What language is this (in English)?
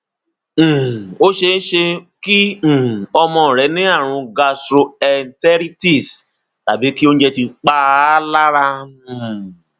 Yoruba